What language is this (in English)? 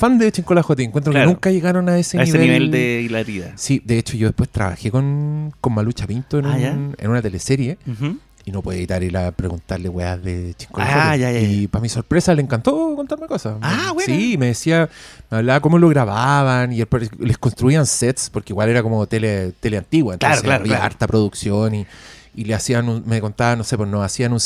Spanish